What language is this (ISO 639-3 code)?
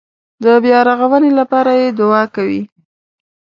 pus